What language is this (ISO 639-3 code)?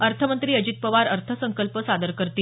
mar